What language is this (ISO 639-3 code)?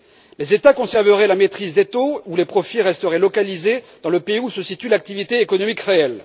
fra